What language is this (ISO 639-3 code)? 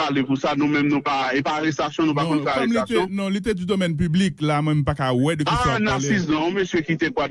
fra